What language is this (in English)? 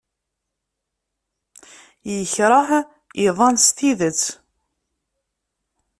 Kabyle